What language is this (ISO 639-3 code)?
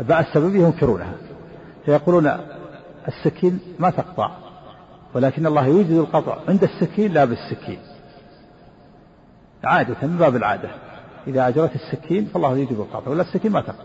ara